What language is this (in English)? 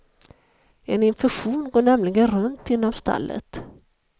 Swedish